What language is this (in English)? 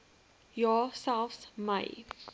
Afrikaans